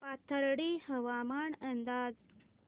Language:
Marathi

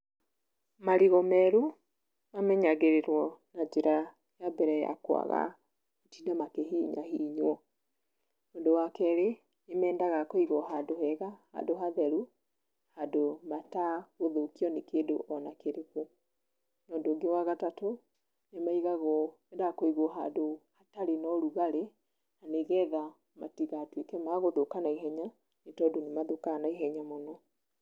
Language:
Kikuyu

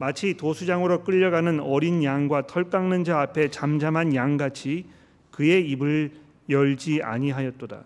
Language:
Korean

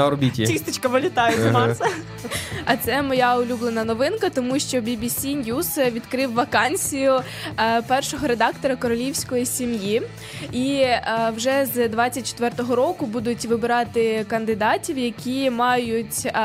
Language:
Ukrainian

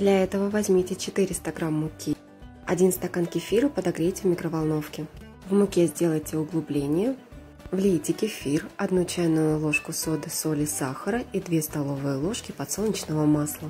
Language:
Russian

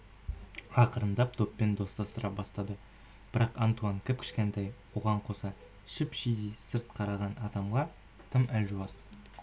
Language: Kazakh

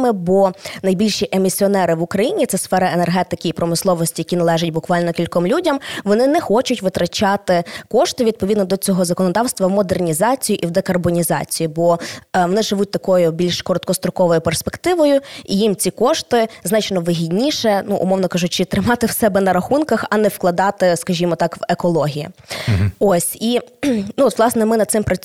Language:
Ukrainian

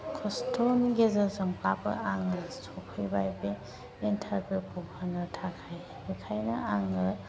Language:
Bodo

